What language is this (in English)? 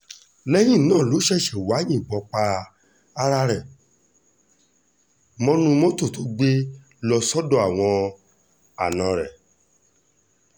Yoruba